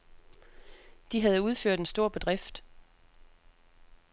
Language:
Danish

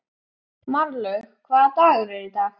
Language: Icelandic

